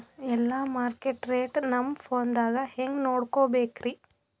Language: Kannada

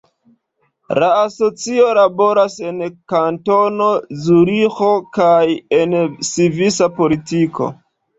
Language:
Esperanto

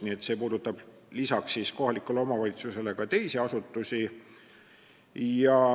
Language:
Estonian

